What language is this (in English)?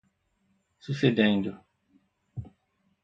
Portuguese